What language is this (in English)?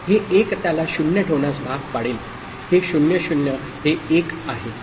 Marathi